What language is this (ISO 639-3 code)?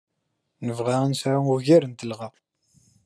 kab